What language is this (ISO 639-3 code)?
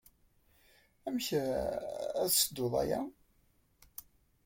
kab